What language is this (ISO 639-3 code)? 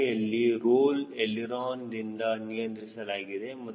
kan